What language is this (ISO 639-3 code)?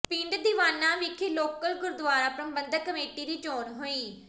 pan